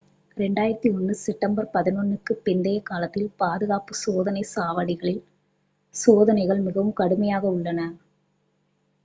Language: Tamil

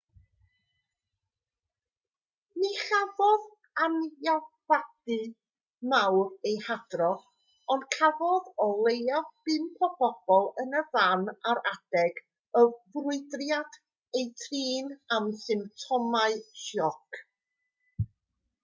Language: Welsh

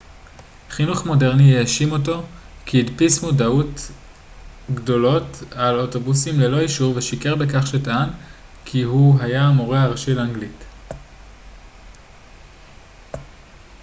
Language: Hebrew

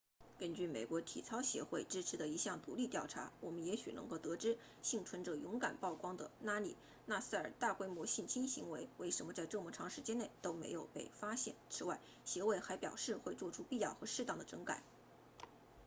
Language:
Chinese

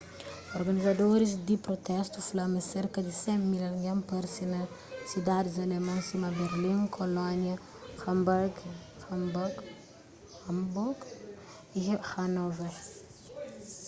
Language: Kabuverdianu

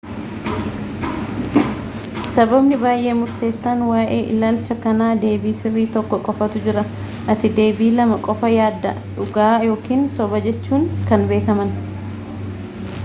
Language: Oromo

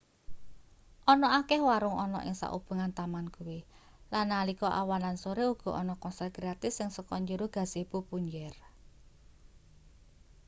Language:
Javanese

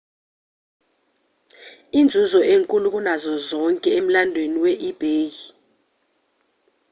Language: Zulu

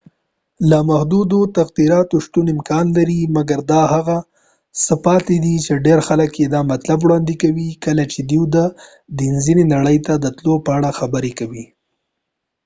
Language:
Pashto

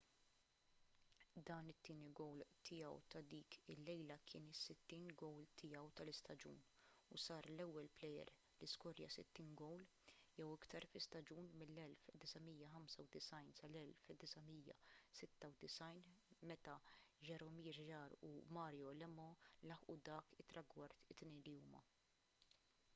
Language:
Maltese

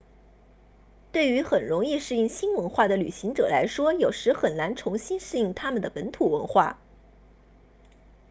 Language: Chinese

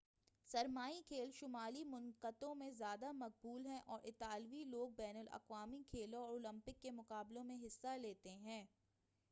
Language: Urdu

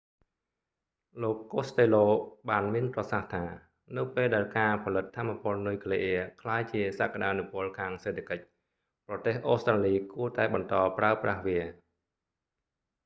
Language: Khmer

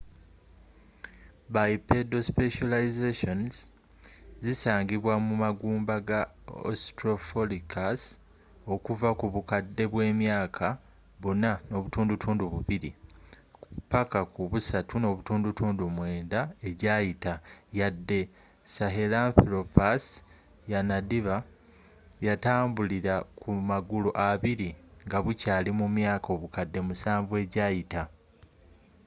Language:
Ganda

